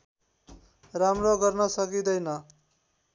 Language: Nepali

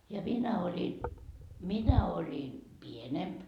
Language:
Finnish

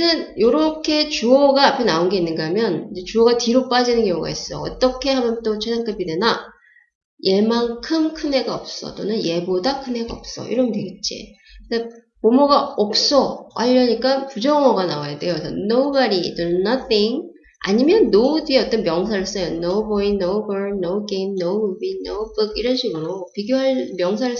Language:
Korean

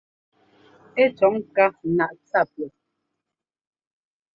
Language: Ngomba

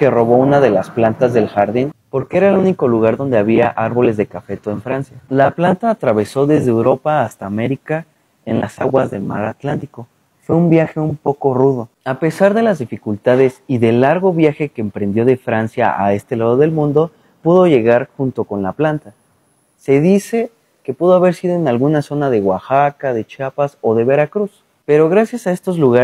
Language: Spanish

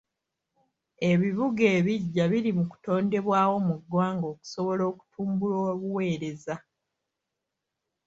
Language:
Ganda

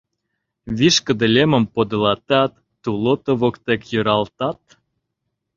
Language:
Mari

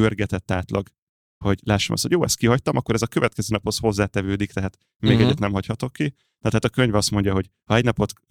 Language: Hungarian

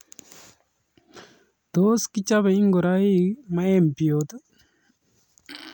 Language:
Kalenjin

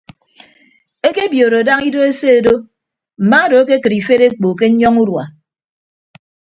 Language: Ibibio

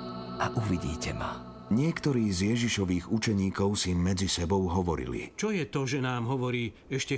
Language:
Slovak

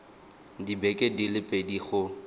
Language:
Tswana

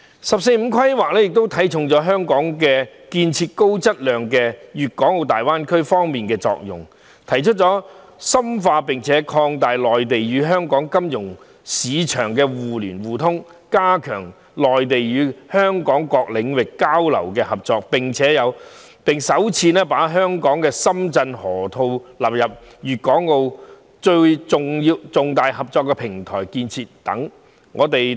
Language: Cantonese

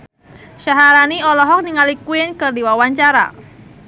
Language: Sundanese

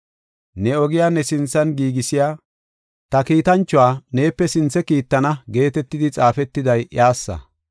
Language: Gofa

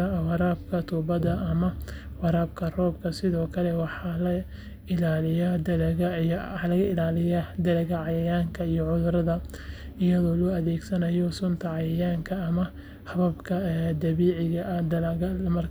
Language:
Somali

